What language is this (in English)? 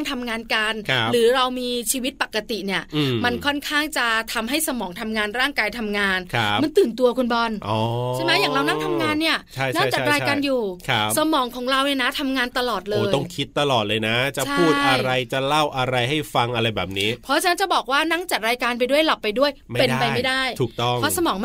Thai